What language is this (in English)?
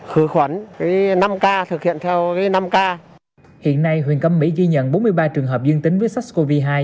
Vietnamese